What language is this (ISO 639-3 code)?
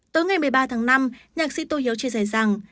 vie